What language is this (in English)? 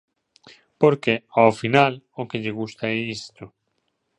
Galician